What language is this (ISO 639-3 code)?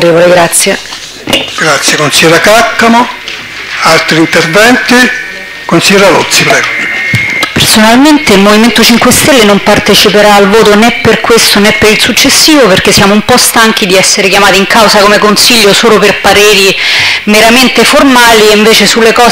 ita